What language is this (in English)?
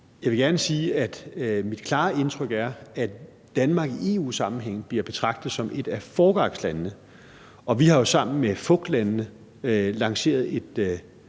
Danish